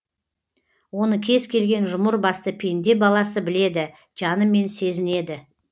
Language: Kazakh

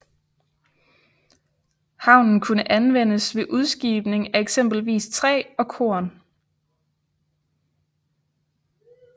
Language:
Danish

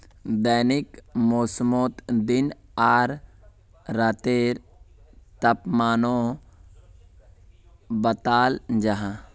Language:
Magahi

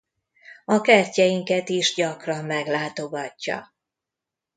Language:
Hungarian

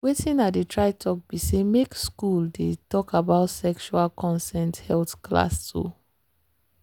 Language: Nigerian Pidgin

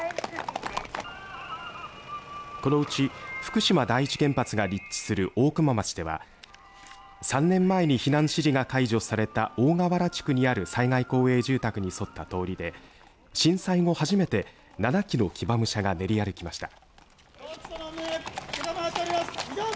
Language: Japanese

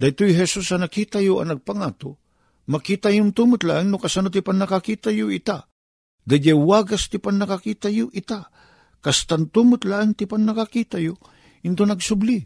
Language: Filipino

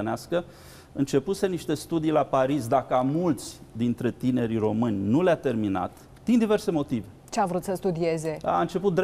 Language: Romanian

